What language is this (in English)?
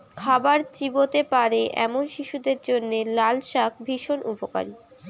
Bangla